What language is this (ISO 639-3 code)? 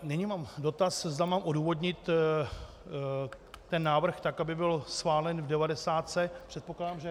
ces